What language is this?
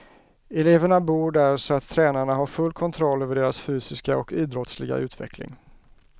Swedish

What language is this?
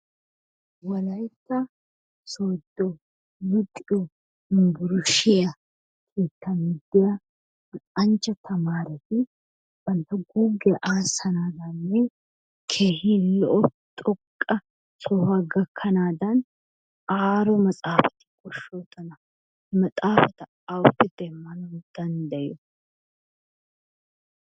Wolaytta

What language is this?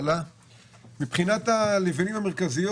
Hebrew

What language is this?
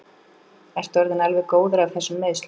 Icelandic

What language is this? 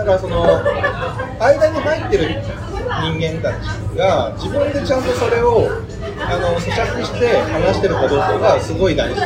Japanese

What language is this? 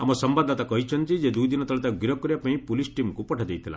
Odia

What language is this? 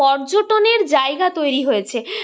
Bangla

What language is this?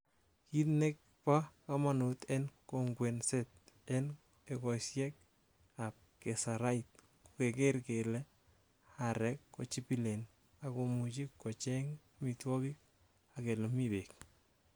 Kalenjin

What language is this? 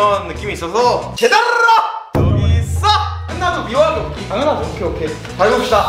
Korean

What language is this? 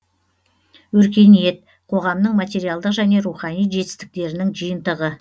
Kazakh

